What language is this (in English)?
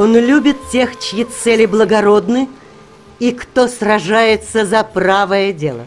Russian